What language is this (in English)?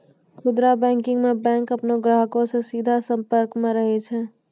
Maithili